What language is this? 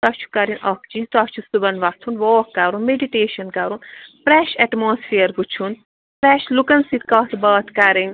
Kashmiri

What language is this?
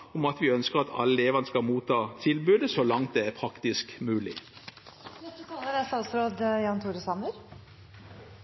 Norwegian Bokmål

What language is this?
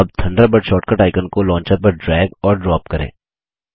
Hindi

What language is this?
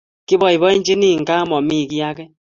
Kalenjin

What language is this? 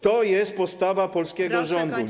Polish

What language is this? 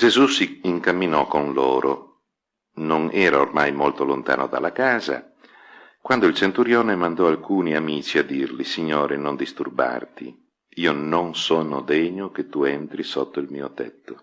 Italian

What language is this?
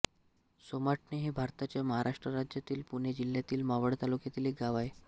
Marathi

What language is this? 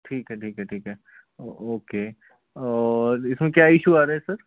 Hindi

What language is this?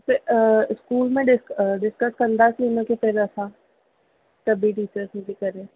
Sindhi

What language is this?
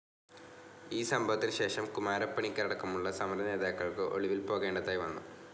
Malayalam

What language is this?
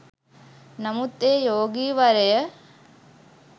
Sinhala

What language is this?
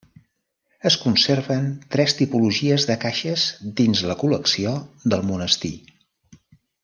Catalan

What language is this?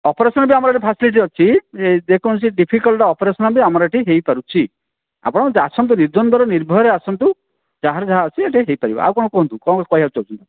Odia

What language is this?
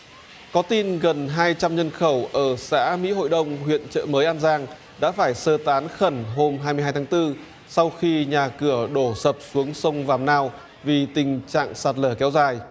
Vietnamese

